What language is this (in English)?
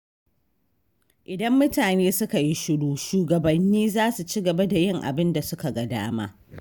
Hausa